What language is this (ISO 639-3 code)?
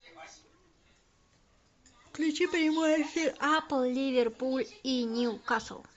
rus